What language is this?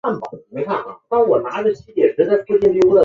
Chinese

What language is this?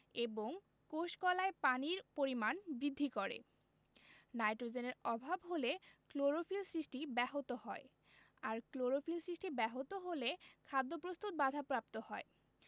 Bangla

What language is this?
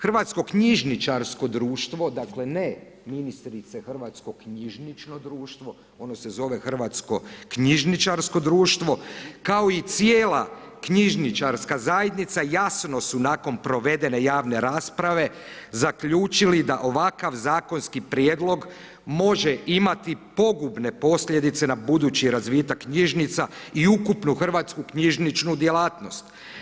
Croatian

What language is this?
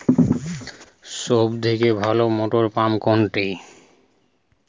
Bangla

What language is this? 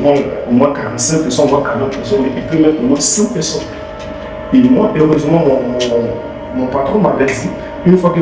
French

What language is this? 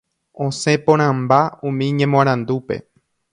Guarani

